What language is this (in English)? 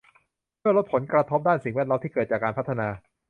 Thai